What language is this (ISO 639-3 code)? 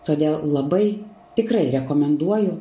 lit